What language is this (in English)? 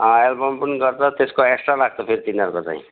Nepali